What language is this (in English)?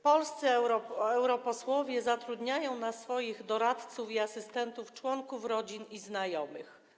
Polish